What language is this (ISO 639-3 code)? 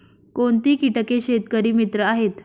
mar